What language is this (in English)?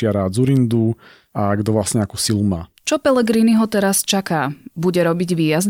Slovak